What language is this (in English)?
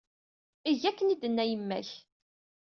Kabyle